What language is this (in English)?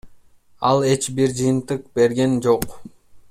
Kyrgyz